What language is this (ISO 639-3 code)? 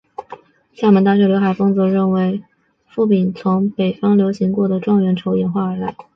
zho